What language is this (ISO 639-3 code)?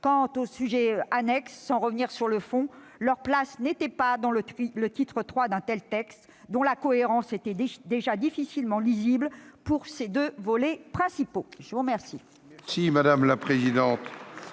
fra